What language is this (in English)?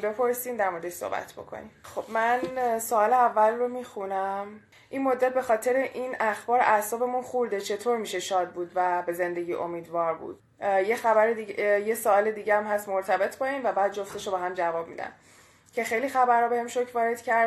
Persian